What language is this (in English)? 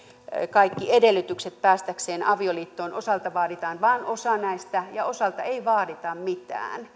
Finnish